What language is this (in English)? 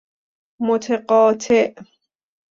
Persian